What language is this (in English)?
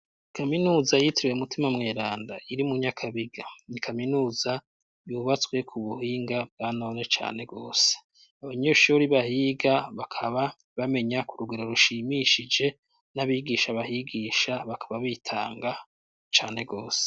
Rundi